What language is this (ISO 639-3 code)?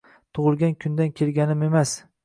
uzb